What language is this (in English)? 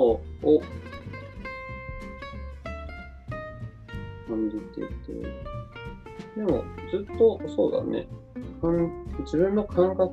Japanese